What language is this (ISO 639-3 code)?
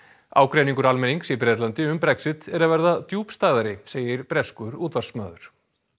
isl